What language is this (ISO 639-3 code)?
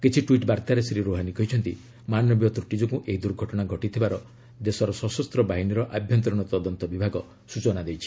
ori